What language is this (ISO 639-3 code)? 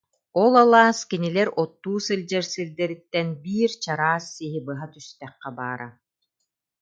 sah